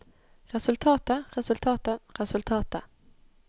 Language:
Norwegian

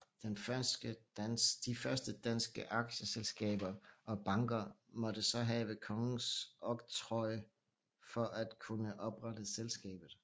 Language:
Danish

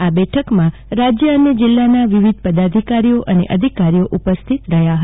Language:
Gujarati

